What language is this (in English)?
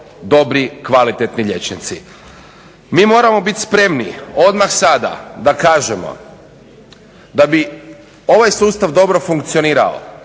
Croatian